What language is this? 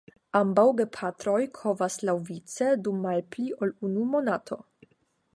Esperanto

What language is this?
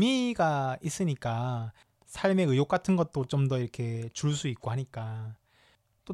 Korean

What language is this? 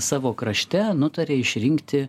Lithuanian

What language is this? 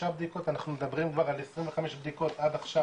Hebrew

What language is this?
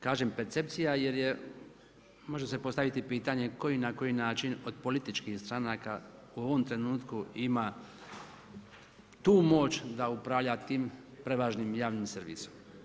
Croatian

